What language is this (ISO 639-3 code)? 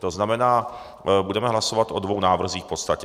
ces